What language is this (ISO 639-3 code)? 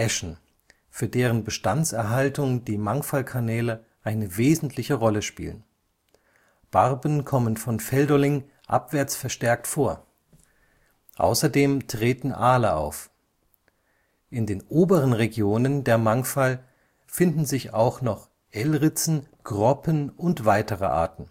deu